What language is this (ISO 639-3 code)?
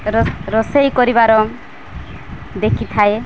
ori